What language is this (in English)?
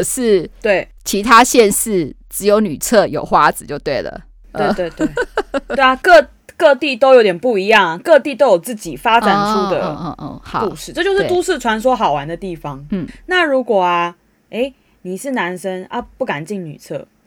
Chinese